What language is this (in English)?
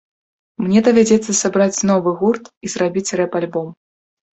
Belarusian